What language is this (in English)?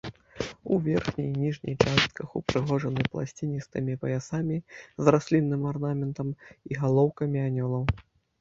Belarusian